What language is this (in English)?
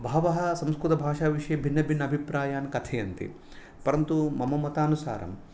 Sanskrit